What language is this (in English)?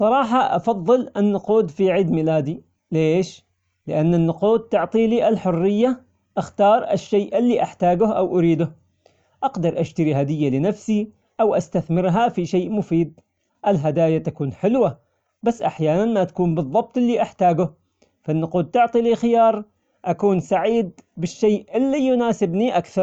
Omani Arabic